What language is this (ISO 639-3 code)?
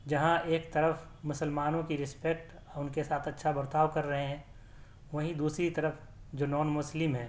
urd